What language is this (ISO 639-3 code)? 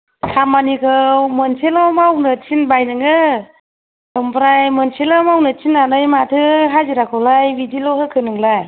brx